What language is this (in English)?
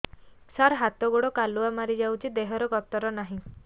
Odia